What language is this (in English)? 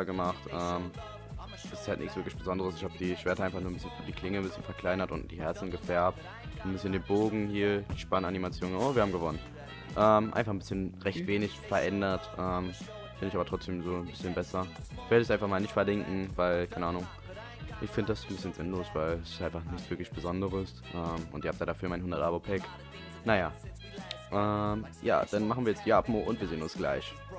German